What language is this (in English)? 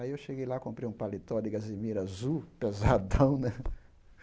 Portuguese